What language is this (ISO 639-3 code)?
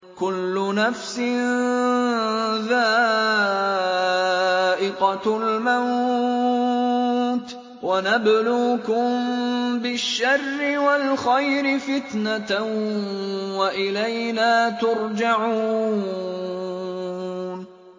ara